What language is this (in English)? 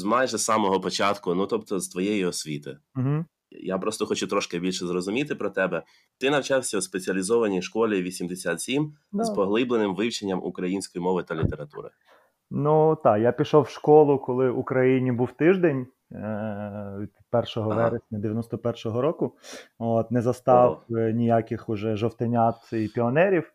Ukrainian